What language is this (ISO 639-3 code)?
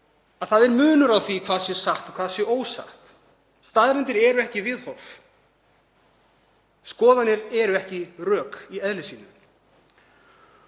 isl